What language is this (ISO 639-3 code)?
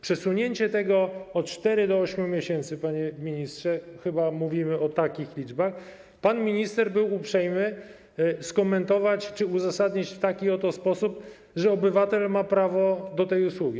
pol